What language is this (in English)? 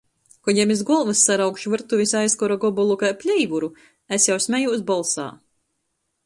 Latgalian